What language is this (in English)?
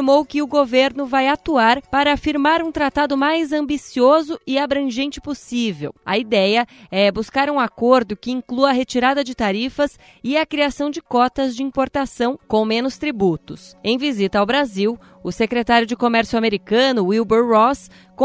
Portuguese